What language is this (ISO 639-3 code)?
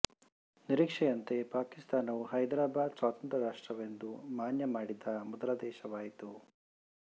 kan